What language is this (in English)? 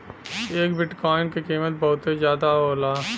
Bhojpuri